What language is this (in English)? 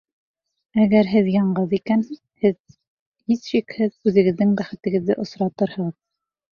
Bashkir